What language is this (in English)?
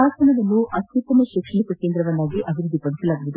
Kannada